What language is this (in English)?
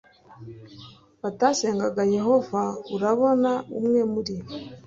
Kinyarwanda